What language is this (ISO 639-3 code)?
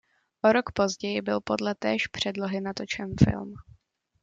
ces